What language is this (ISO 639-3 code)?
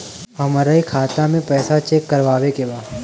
bho